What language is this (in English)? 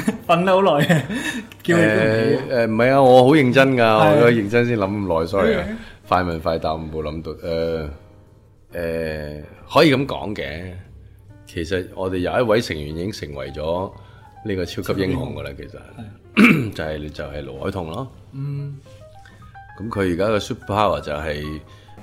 Chinese